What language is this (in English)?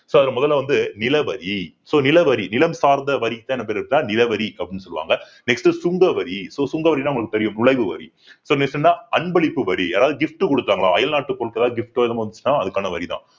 Tamil